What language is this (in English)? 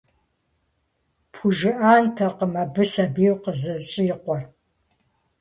Kabardian